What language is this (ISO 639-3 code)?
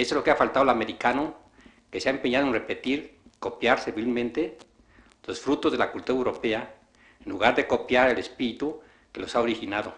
spa